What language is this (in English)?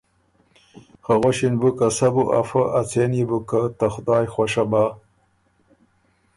Ormuri